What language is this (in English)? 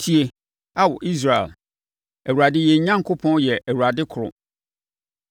Akan